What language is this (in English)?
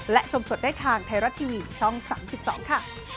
Thai